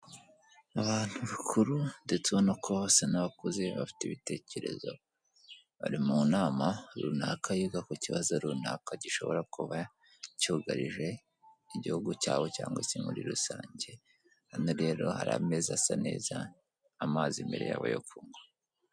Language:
Kinyarwanda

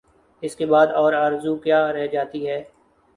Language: Urdu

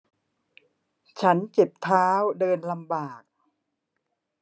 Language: Thai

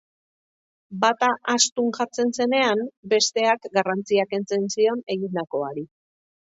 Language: Basque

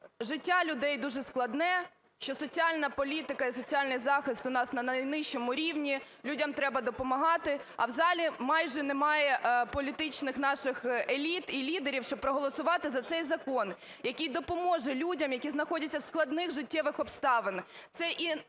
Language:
Ukrainian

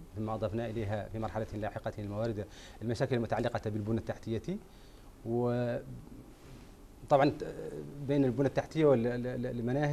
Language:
Arabic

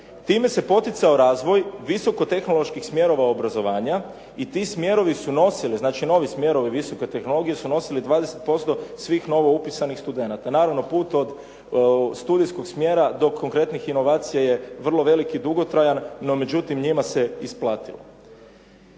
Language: Croatian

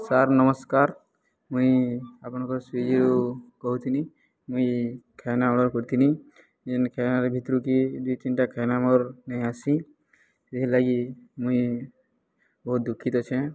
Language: Odia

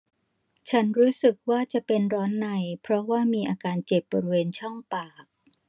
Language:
Thai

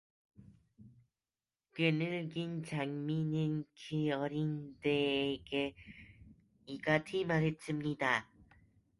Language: Korean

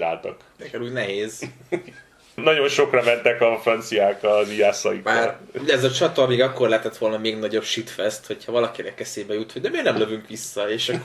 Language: Hungarian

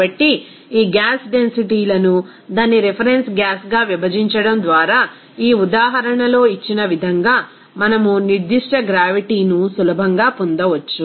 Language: Telugu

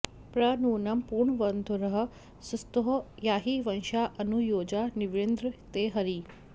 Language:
Sanskrit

